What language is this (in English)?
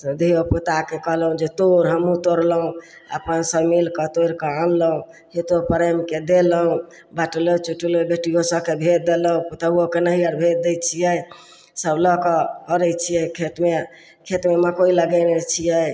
Maithili